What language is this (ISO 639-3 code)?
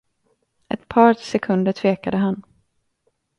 swe